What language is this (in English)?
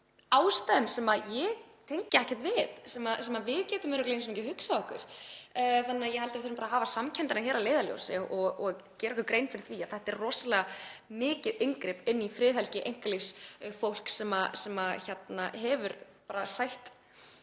Icelandic